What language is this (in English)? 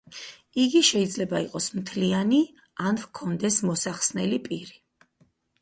Georgian